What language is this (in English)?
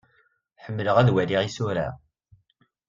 Kabyle